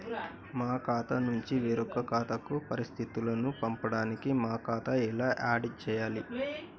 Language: Telugu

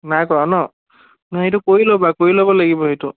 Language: Assamese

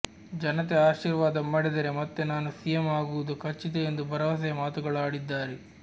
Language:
Kannada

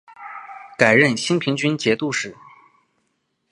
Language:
Chinese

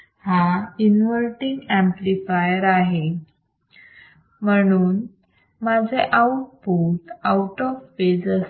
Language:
Marathi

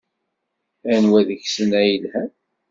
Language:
Kabyle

